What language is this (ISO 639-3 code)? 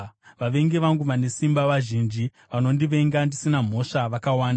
sna